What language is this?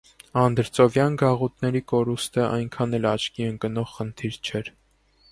Armenian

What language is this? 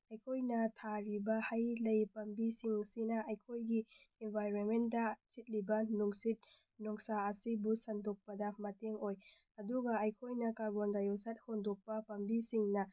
Manipuri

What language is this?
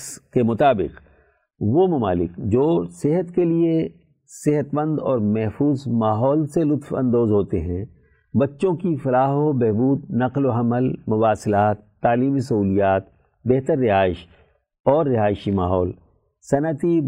Urdu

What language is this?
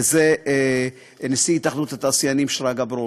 Hebrew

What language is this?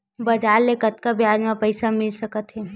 Chhattisgarhi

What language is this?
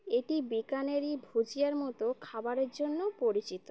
Bangla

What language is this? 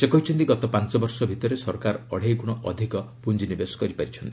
Odia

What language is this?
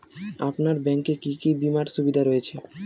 Bangla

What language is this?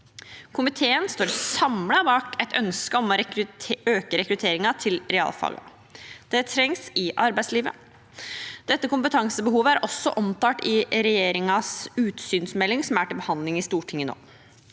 Norwegian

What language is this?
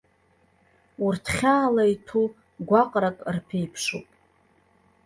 Abkhazian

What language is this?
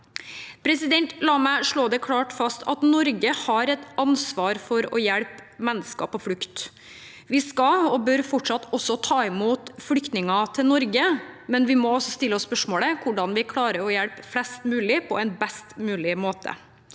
Norwegian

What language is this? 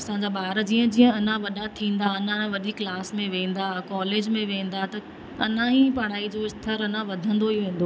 Sindhi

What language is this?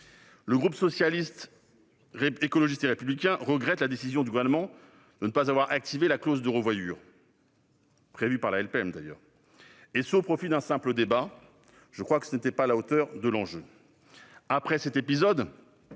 French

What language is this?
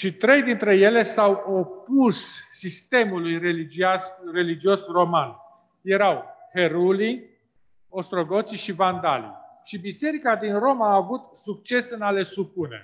Romanian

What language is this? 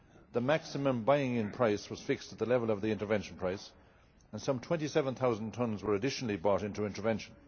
English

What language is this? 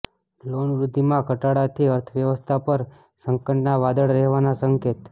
Gujarati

